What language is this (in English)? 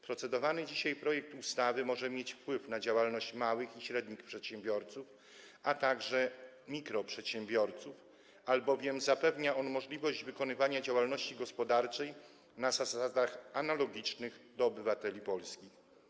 Polish